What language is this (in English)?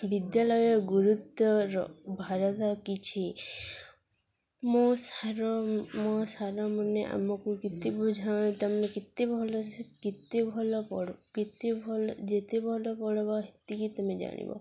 Odia